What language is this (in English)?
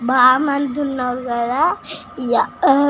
Telugu